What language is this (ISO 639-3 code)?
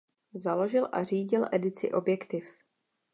ces